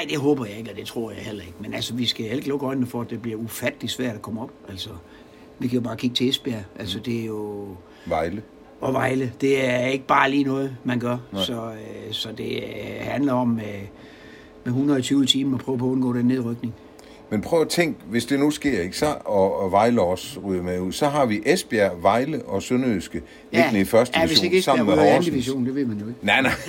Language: Danish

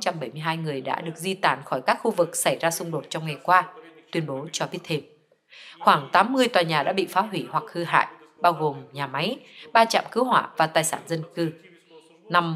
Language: Vietnamese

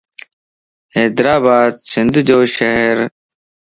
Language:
Lasi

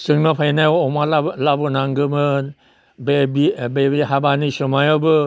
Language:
Bodo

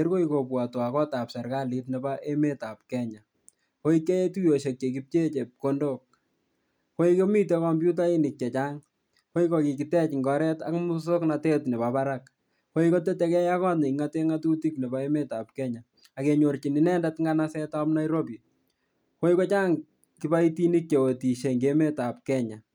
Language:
Kalenjin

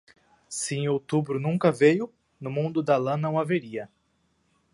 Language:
Portuguese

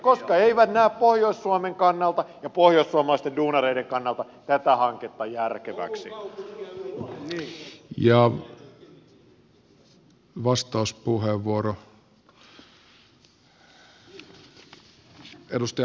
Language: Finnish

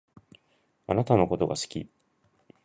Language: Japanese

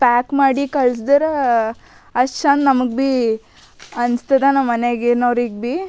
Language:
Kannada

